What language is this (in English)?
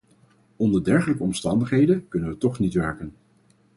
Dutch